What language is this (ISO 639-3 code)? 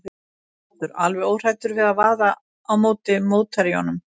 isl